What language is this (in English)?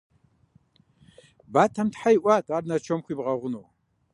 Kabardian